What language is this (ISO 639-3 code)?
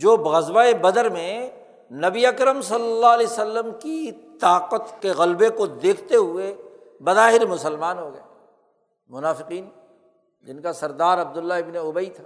urd